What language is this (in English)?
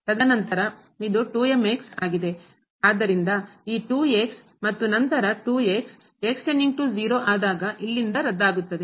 Kannada